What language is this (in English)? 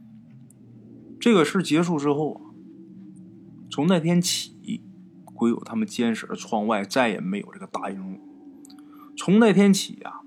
Chinese